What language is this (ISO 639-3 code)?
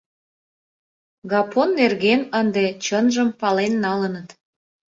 chm